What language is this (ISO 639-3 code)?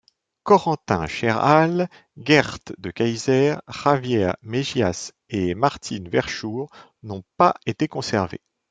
fra